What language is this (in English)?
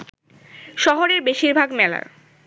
Bangla